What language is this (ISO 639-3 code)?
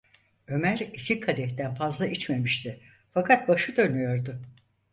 tur